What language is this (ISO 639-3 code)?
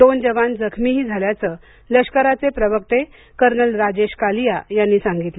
mar